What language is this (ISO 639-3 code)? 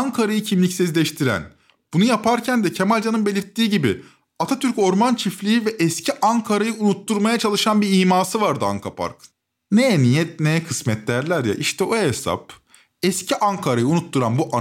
tur